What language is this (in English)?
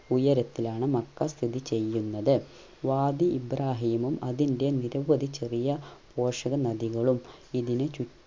Malayalam